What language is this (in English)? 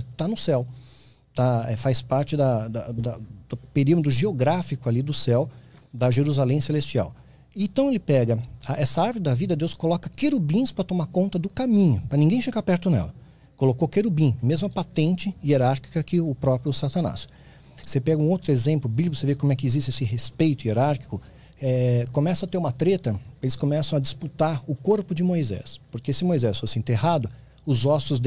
Portuguese